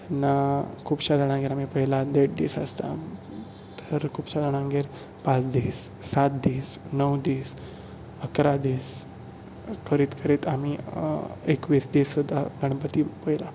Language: Konkani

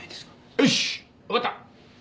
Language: Japanese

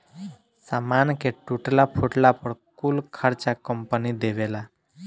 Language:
Bhojpuri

